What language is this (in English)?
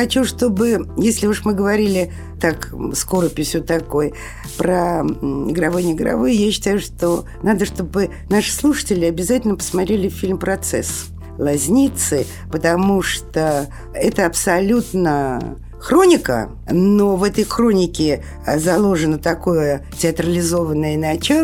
Russian